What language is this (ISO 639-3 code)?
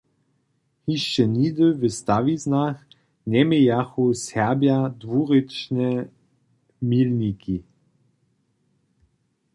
hsb